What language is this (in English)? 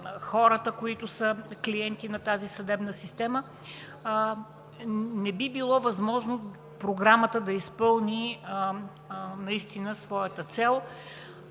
Bulgarian